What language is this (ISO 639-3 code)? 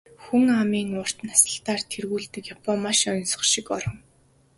mon